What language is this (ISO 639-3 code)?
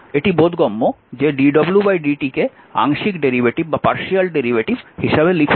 ben